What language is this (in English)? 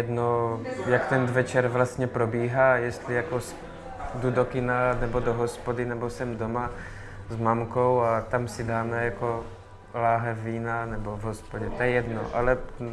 Czech